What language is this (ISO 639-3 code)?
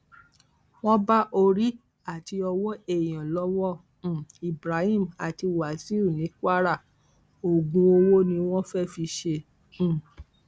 yor